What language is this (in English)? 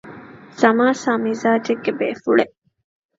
Divehi